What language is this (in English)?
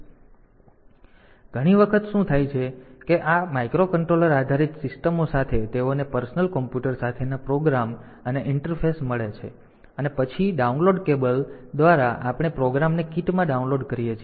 Gujarati